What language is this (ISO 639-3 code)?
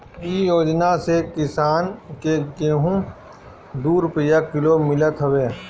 bho